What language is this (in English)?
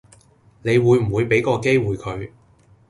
Cantonese